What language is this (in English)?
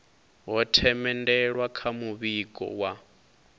Venda